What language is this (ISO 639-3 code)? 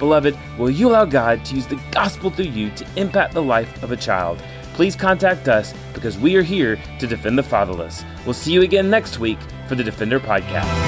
eng